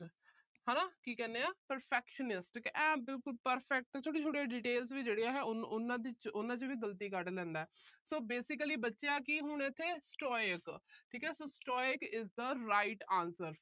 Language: Punjabi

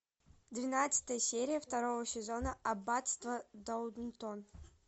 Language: Russian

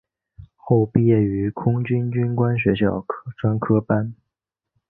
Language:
Chinese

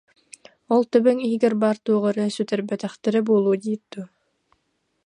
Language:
Yakut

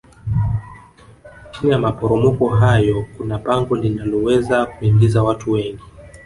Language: Swahili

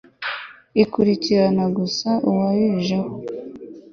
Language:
Kinyarwanda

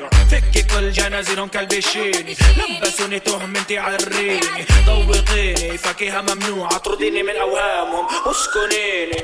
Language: Hebrew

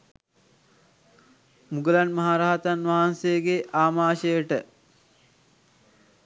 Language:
Sinhala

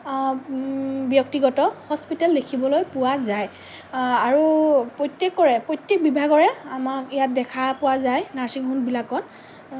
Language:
Assamese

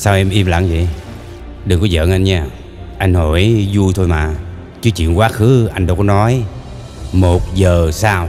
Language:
Vietnamese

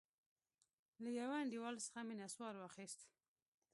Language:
Pashto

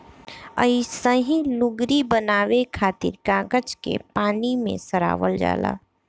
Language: Bhojpuri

